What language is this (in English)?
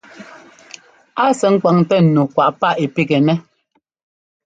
Ngomba